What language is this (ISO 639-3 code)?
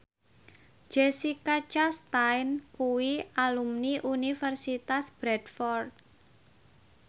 jav